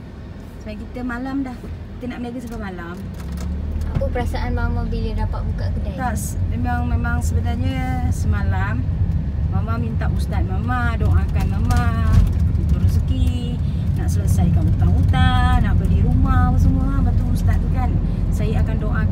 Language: Malay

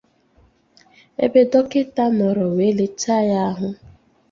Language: Igbo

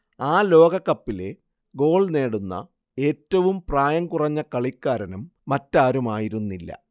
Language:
Malayalam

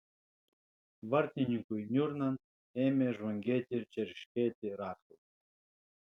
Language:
Lithuanian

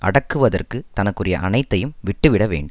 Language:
Tamil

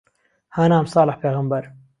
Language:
Central Kurdish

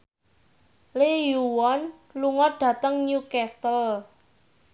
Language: Javanese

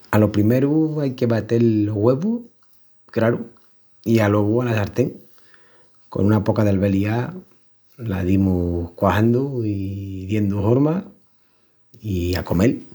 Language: Extremaduran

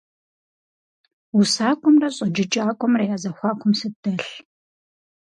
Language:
Kabardian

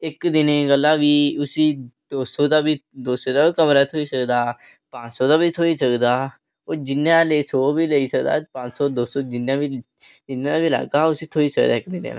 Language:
Dogri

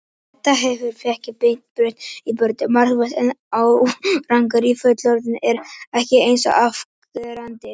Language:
Icelandic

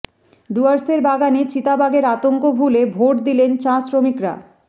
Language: Bangla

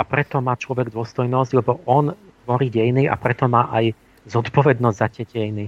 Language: Slovak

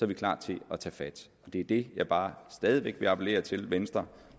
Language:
Danish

